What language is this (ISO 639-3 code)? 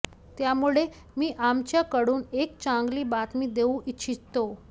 mar